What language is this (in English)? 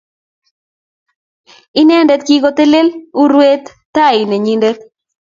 Kalenjin